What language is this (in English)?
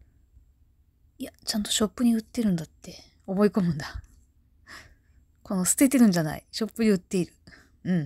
Japanese